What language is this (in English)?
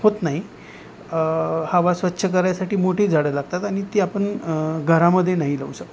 Marathi